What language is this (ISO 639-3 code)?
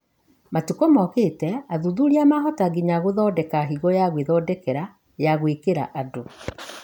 kik